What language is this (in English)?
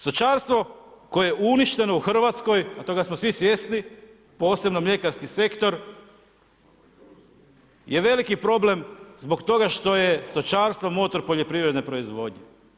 Croatian